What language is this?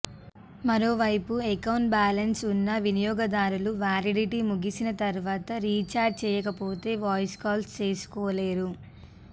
Telugu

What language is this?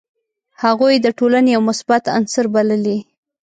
Pashto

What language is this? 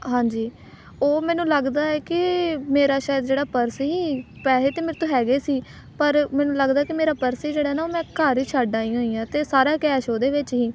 Punjabi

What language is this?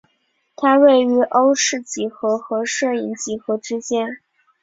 Chinese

